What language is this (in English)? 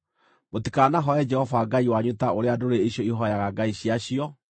Kikuyu